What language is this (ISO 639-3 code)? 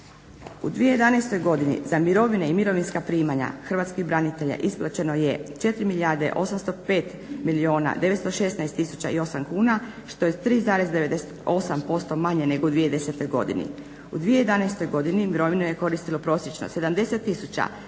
hrv